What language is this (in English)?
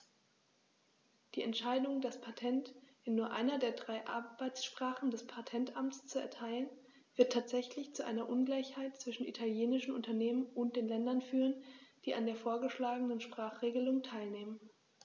German